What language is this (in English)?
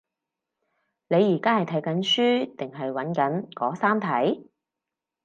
Cantonese